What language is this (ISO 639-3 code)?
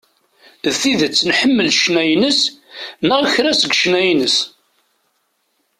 kab